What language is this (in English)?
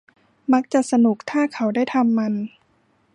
Thai